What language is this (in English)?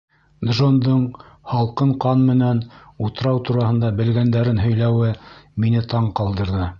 Bashkir